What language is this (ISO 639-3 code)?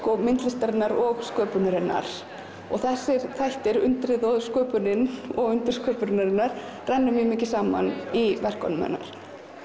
isl